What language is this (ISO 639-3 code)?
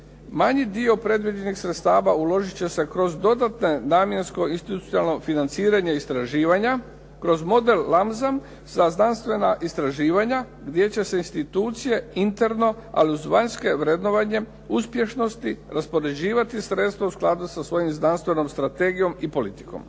hrv